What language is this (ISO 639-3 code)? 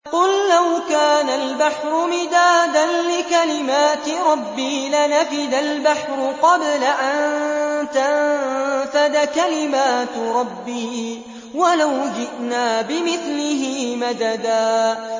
ara